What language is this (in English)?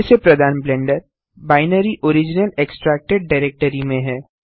Hindi